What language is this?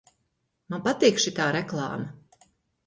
Latvian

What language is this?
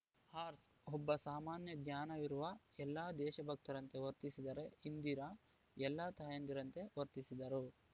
Kannada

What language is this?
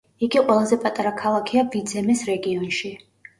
Georgian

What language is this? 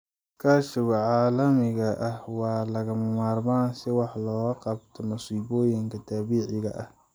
Somali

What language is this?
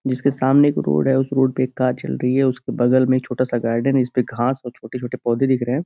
Hindi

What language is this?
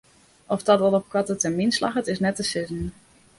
Western Frisian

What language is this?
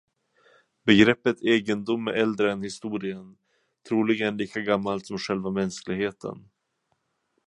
Swedish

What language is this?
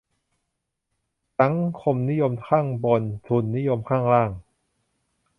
Thai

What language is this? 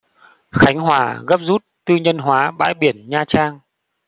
Vietnamese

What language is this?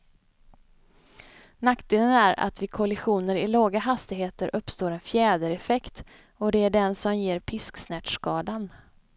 Swedish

